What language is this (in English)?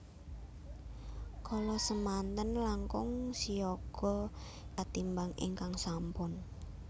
Javanese